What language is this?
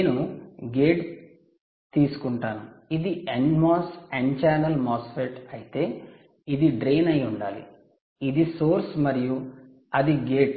Telugu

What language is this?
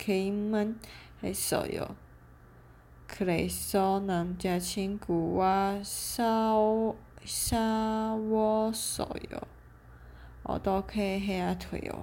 Chinese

